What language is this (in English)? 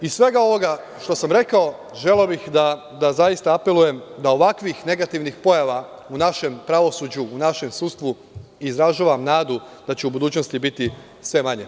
Serbian